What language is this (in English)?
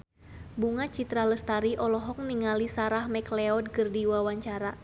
Sundanese